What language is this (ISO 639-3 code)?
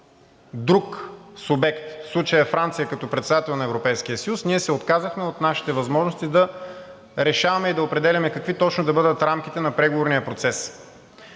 bul